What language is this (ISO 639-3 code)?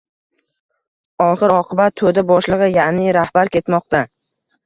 uzb